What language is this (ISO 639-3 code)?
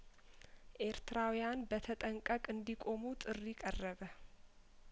amh